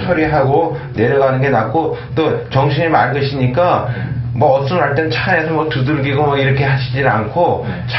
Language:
Korean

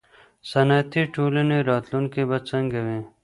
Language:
Pashto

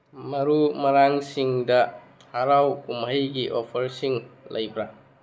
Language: Manipuri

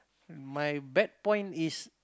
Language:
English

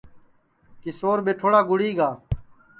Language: Sansi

